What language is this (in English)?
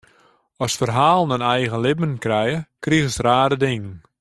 Western Frisian